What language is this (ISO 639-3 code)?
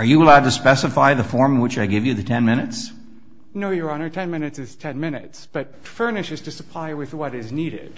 eng